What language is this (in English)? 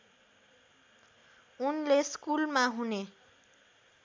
Nepali